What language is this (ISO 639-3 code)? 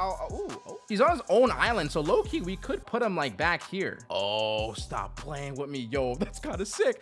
eng